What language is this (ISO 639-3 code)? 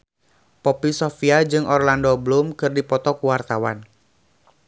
sun